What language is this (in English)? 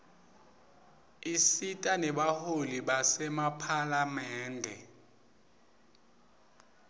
Swati